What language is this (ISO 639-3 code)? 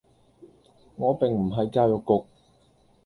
yue